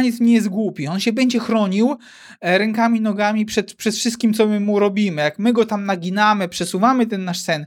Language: Polish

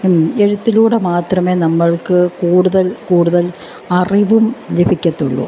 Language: Malayalam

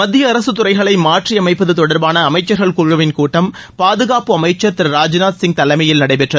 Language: Tamil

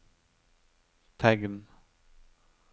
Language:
Norwegian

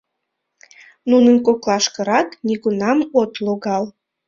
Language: Mari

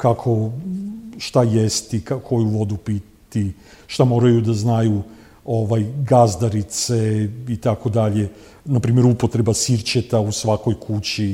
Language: Croatian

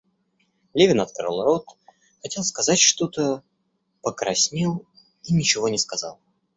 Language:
Russian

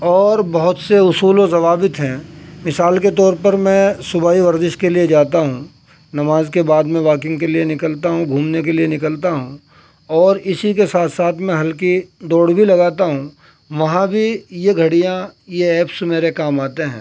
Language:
Urdu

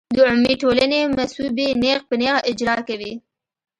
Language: Pashto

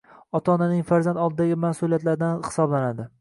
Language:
Uzbek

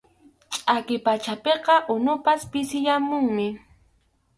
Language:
Arequipa-La Unión Quechua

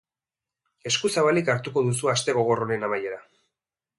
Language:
Basque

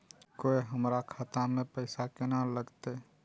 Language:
Maithili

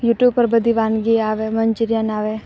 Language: Gujarati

